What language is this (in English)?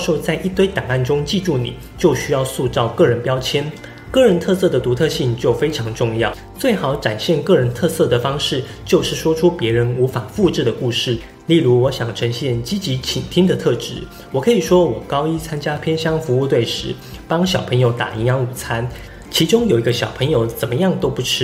Chinese